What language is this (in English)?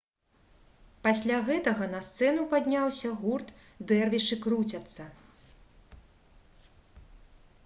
Belarusian